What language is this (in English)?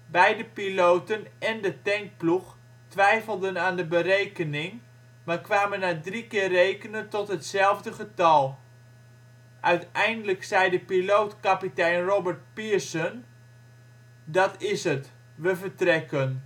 Dutch